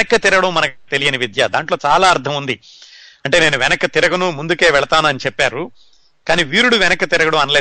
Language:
Telugu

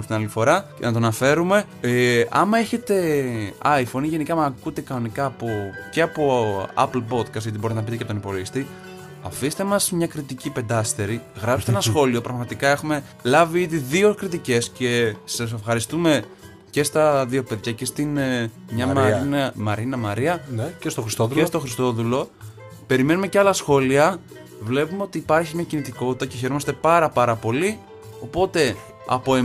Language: Greek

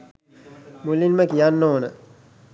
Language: Sinhala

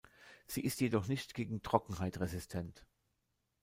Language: German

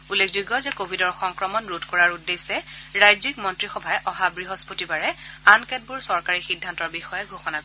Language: Assamese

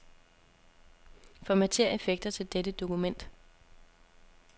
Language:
Danish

